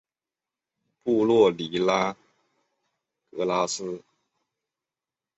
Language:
Chinese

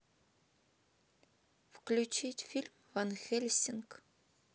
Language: Russian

